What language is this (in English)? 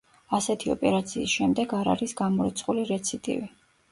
Georgian